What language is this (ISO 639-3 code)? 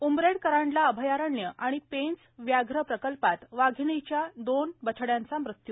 mar